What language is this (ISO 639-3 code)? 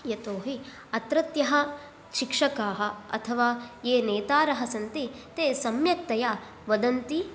san